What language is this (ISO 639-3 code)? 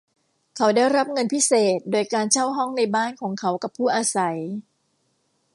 tha